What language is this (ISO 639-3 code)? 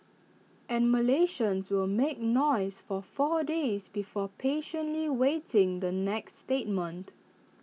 eng